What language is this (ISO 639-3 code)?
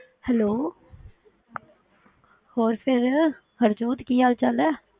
pan